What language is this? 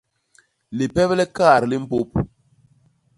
Basaa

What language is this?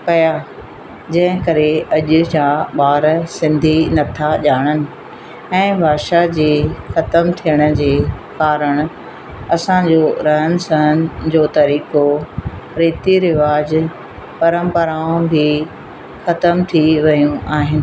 Sindhi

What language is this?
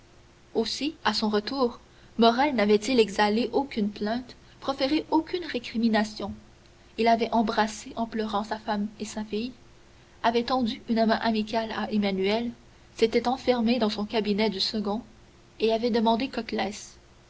French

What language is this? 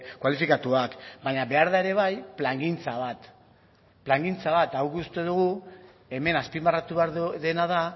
Basque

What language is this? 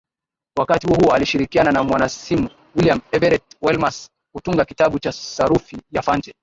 Swahili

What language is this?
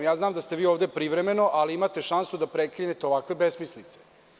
Serbian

